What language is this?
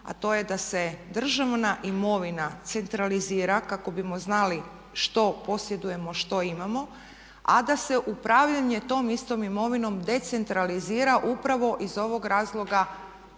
Croatian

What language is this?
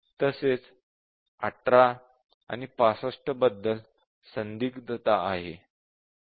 Marathi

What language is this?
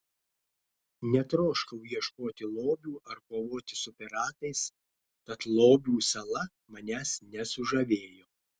Lithuanian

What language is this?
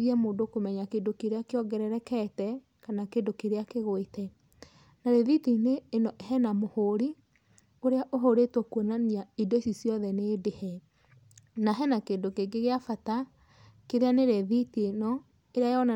Kikuyu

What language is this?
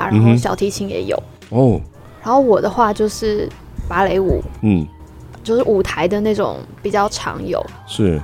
Chinese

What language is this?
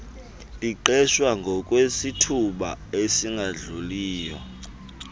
Xhosa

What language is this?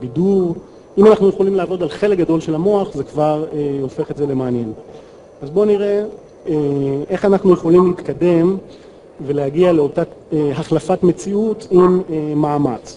Hebrew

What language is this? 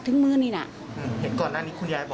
Thai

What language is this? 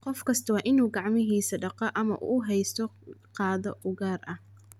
Somali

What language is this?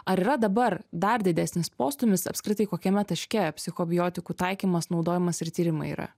Lithuanian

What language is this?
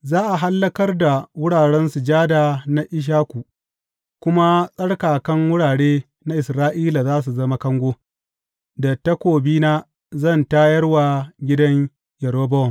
Hausa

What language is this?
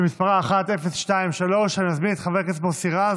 Hebrew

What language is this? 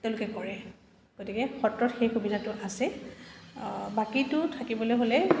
Assamese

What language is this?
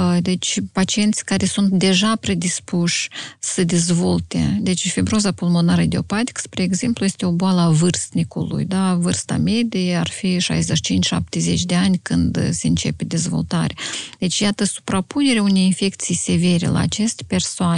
Romanian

